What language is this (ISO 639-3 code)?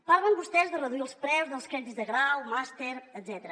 cat